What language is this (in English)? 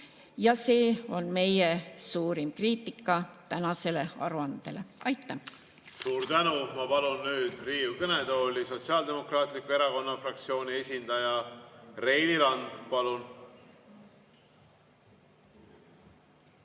Estonian